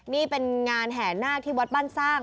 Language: Thai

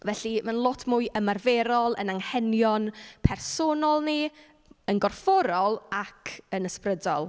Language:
Welsh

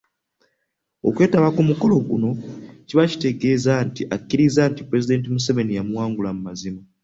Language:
Ganda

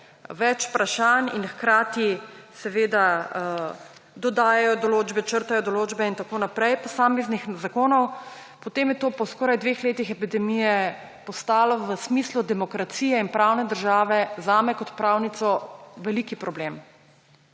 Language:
Slovenian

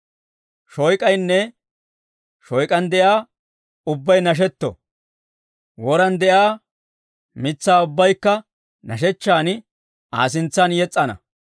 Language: Dawro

